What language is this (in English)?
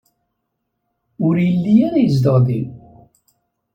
Kabyle